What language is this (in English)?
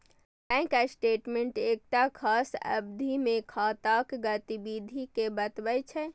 Maithili